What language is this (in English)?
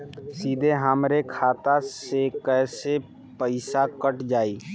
Bhojpuri